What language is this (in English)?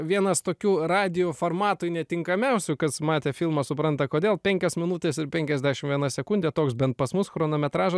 Lithuanian